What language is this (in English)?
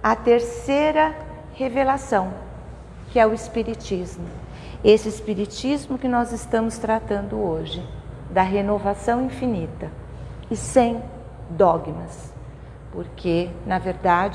Portuguese